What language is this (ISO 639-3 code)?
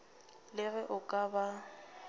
nso